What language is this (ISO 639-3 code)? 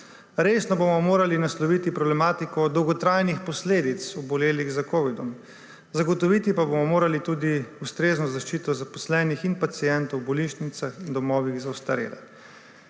slv